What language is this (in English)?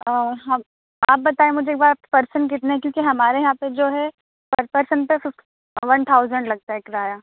Urdu